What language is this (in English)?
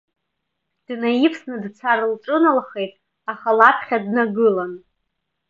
Abkhazian